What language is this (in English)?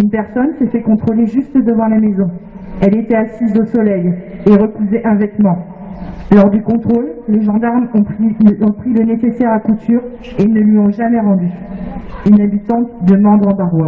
French